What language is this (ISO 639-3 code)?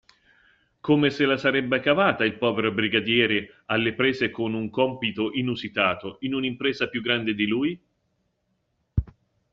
ita